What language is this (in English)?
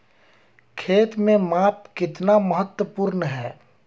Hindi